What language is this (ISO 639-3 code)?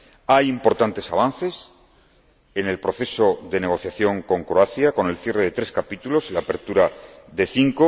spa